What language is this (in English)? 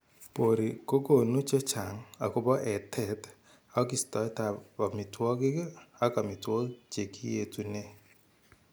Kalenjin